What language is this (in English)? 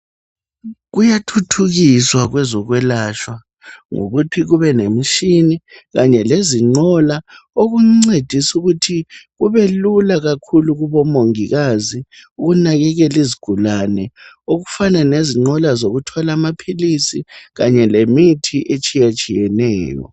North Ndebele